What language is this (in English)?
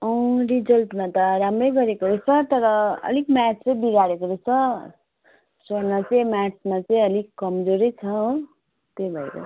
Nepali